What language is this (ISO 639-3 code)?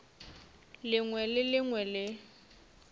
nso